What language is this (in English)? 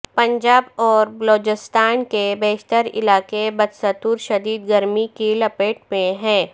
Urdu